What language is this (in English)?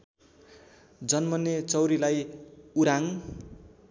Nepali